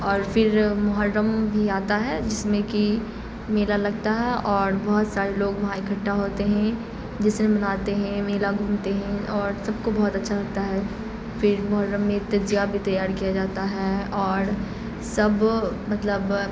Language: Urdu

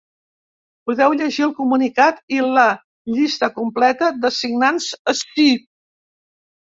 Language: Catalan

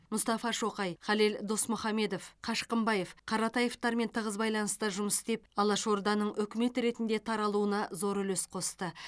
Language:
Kazakh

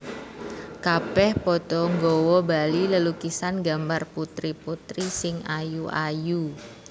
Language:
Javanese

